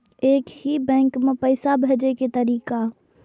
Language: Maithili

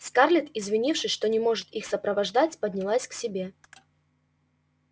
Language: Russian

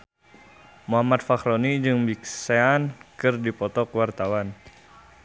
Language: Sundanese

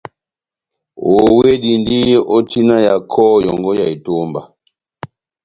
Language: Batanga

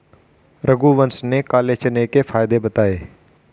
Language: Hindi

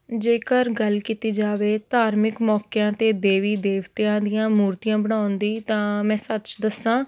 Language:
Punjabi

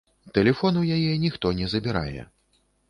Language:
Belarusian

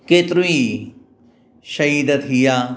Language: Sindhi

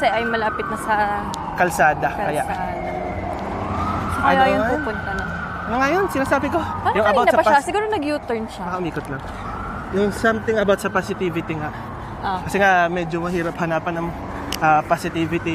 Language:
Filipino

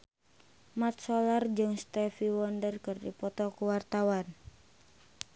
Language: Sundanese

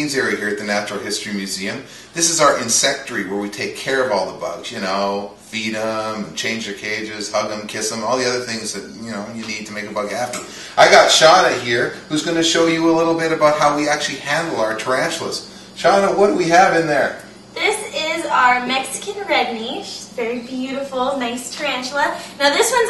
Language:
English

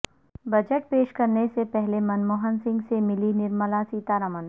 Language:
Urdu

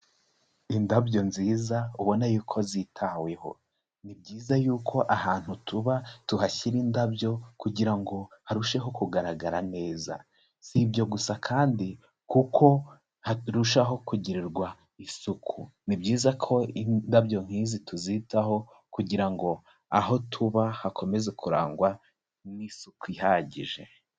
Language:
Kinyarwanda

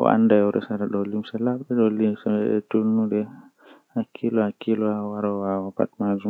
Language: Western Niger Fulfulde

